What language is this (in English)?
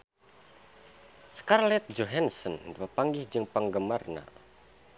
Sundanese